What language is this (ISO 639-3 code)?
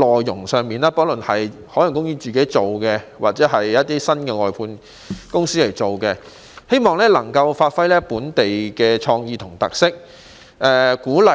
yue